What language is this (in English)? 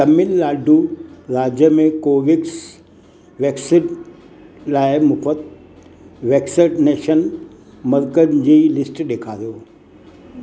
Sindhi